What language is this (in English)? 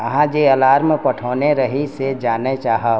Maithili